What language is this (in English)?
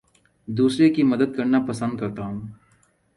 Urdu